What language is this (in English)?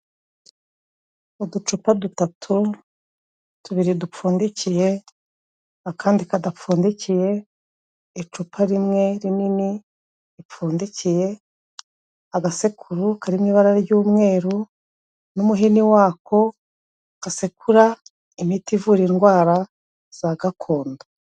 Kinyarwanda